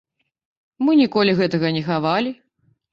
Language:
Belarusian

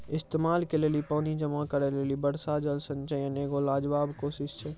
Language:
Maithili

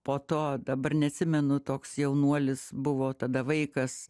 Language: Lithuanian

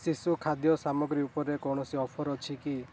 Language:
Odia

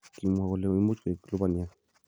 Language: Kalenjin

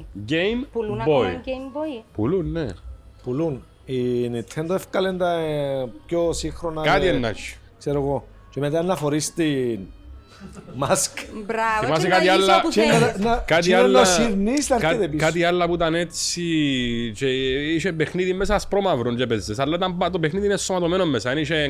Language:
Greek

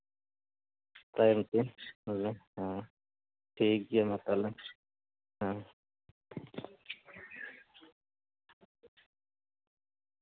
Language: Santali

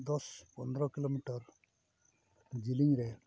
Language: Santali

